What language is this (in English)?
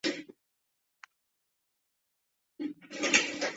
Chinese